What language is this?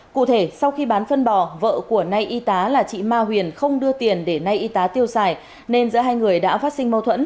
Vietnamese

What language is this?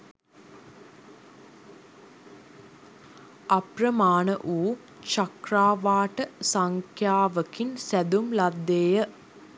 Sinhala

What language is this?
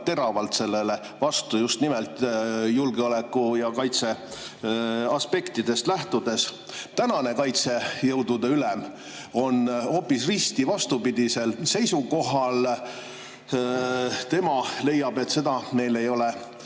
Estonian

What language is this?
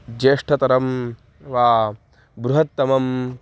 Sanskrit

